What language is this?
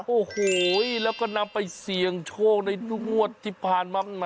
Thai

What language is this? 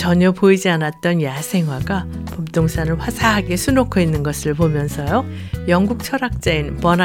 Korean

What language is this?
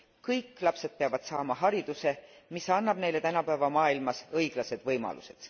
Estonian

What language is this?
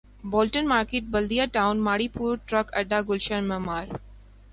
Urdu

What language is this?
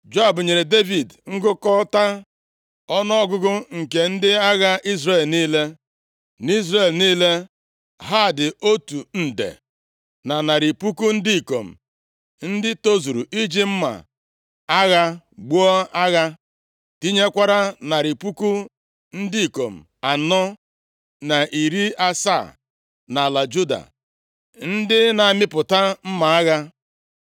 Igbo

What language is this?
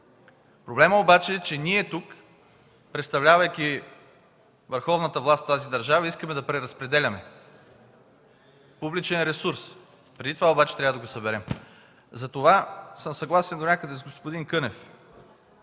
Bulgarian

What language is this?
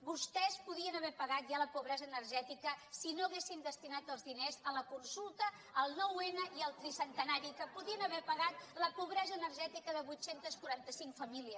Catalan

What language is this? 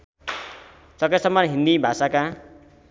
Nepali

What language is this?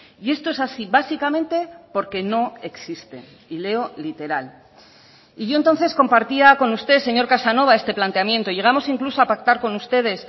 Spanish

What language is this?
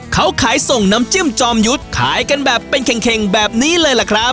Thai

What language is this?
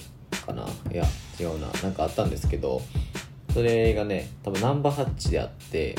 Japanese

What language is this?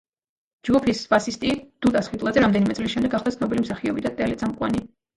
Georgian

